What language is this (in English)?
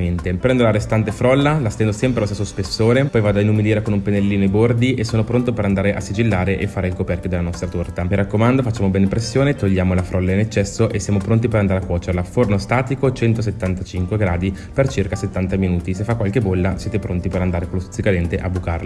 Italian